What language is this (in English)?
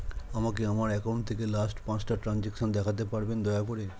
Bangla